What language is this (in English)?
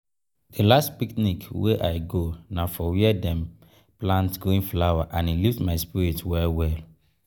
Nigerian Pidgin